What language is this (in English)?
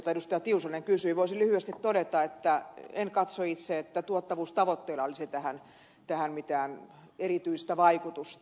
Finnish